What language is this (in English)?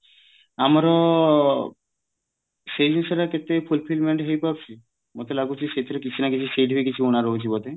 Odia